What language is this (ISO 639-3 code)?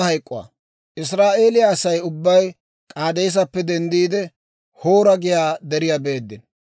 dwr